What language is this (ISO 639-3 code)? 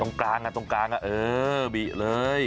tha